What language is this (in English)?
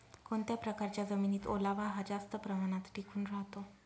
Marathi